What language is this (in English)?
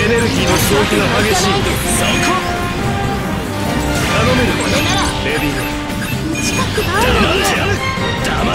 Japanese